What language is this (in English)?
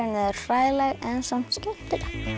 Icelandic